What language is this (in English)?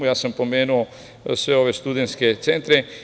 Serbian